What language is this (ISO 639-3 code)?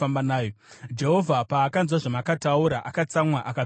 sna